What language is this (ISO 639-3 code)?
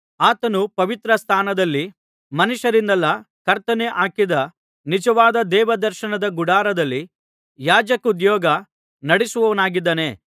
kan